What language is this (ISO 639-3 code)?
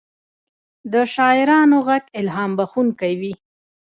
pus